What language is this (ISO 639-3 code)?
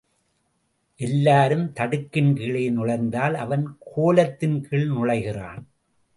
tam